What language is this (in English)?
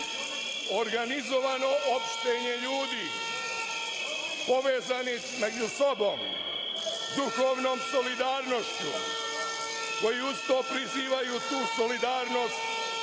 Serbian